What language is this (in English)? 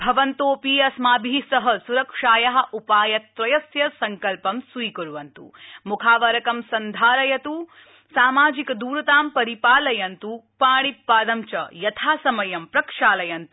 Sanskrit